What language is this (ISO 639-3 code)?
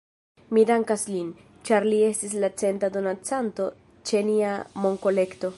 epo